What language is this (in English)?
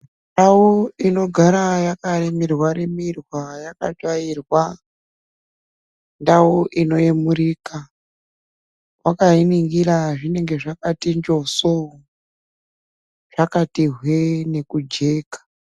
Ndau